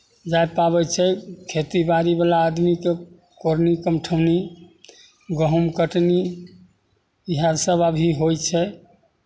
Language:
Maithili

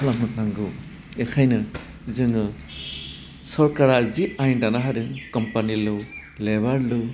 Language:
Bodo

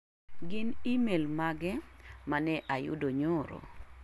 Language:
Luo (Kenya and Tanzania)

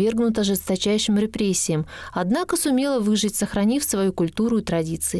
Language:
Russian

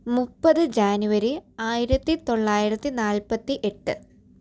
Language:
Malayalam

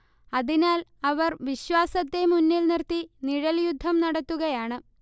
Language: Malayalam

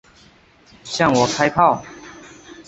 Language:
Chinese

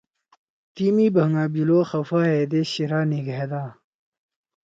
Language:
Torwali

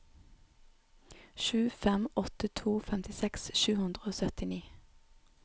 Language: Norwegian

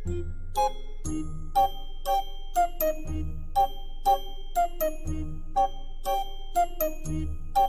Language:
Japanese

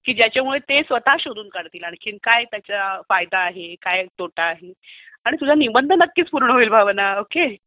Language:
Marathi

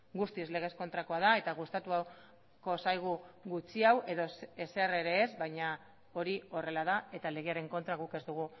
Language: Basque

